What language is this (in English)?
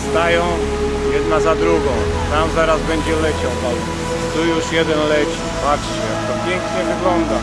Polish